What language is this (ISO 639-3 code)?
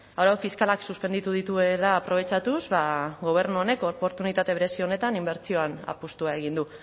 eus